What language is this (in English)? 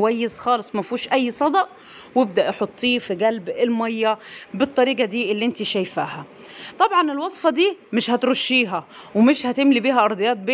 Arabic